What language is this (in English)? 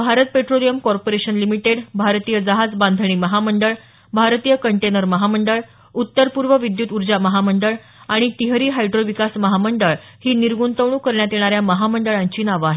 Marathi